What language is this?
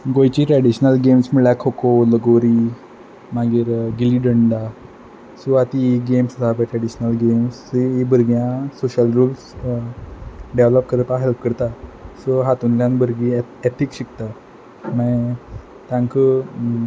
Konkani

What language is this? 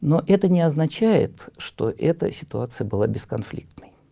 Russian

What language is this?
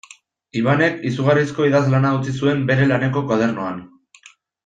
Basque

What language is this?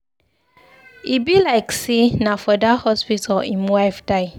Nigerian Pidgin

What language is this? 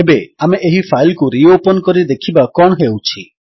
Odia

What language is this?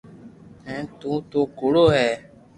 Loarki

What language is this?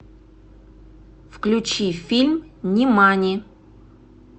Russian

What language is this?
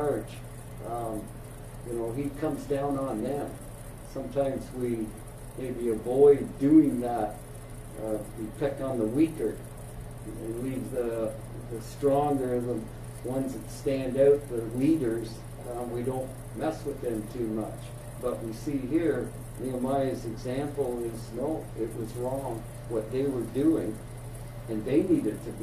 English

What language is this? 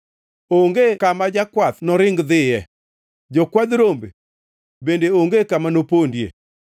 Luo (Kenya and Tanzania)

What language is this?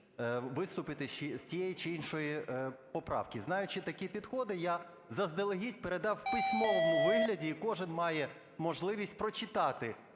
Ukrainian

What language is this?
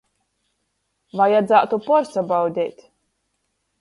Latgalian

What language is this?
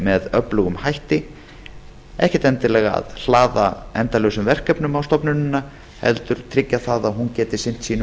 Icelandic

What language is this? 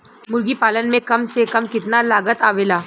Bhojpuri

